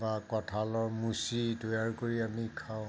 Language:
Assamese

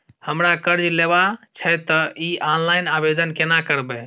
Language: Maithili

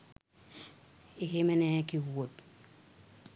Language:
Sinhala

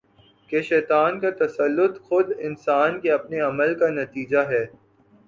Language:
Urdu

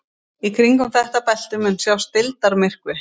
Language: Icelandic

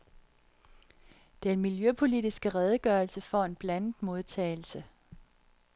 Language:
Danish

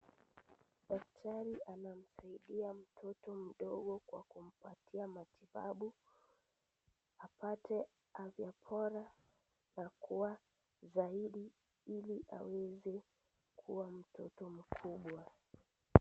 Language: Swahili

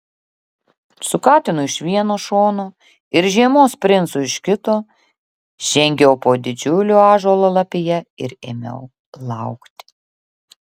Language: Lithuanian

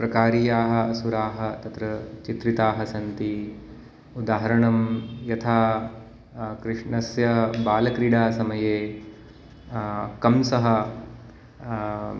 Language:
Sanskrit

